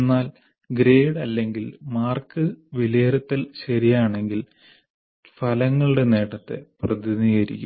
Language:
Malayalam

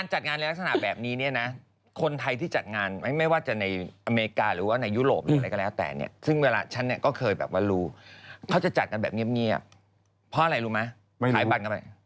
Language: Thai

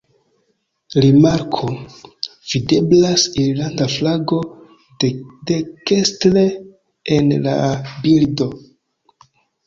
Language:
Esperanto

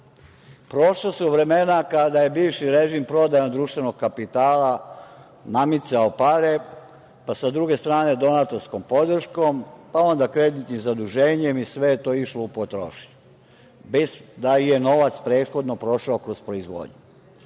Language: Serbian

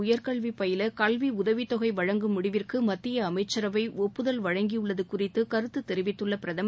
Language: Tamil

